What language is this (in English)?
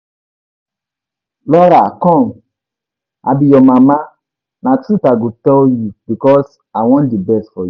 Nigerian Pidgin